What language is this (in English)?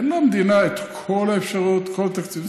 Hebrew